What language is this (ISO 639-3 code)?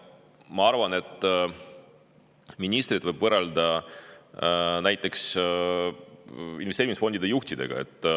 est